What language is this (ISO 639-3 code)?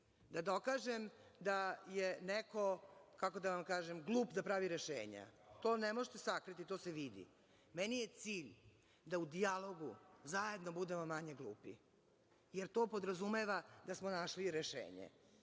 srp